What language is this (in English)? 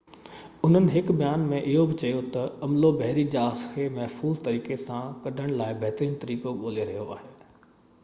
Sindhi